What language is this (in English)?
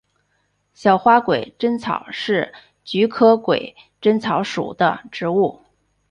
Chinese